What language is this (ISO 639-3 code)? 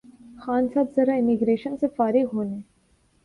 urd